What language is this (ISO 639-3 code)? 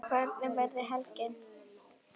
isl